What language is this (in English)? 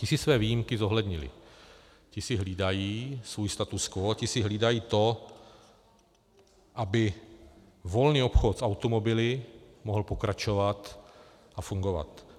Czech